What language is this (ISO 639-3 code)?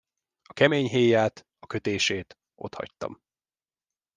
hun